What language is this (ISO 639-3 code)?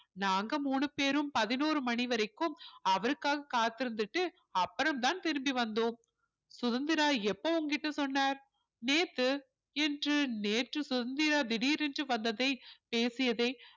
tam